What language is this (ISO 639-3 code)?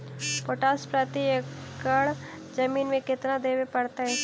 mag